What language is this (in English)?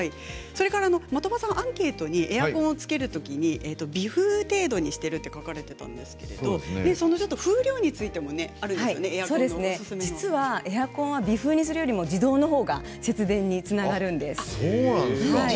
Japanese